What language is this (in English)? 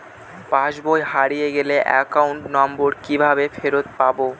Bangla